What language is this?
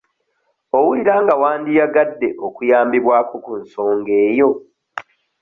Ganda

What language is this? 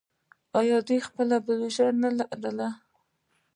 Pashto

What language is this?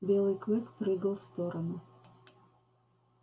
Russian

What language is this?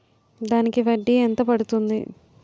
Telugu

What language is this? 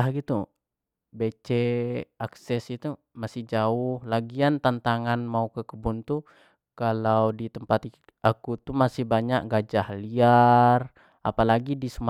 Jambi Malay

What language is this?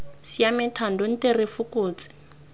Tswana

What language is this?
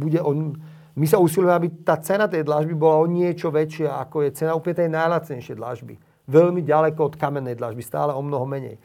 Slovak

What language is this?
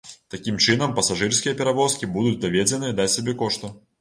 Belarusian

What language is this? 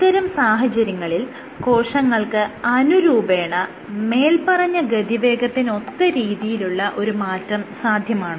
Malayalam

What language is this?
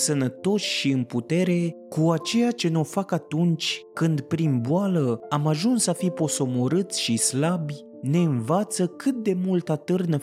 Romanian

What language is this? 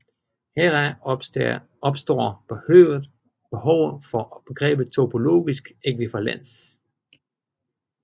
Danish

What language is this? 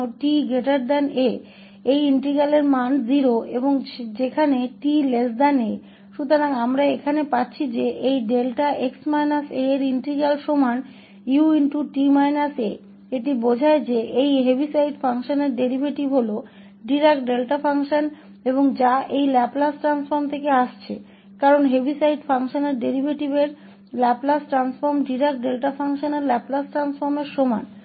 Hindi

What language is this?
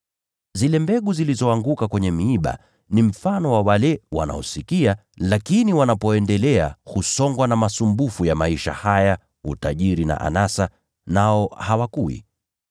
Swahili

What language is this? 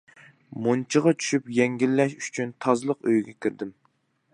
Uyghur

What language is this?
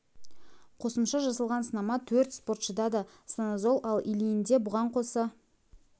Kazakh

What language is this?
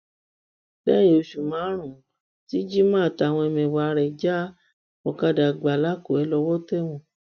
Yoruba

